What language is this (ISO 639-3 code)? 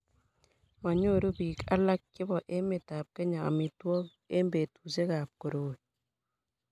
kln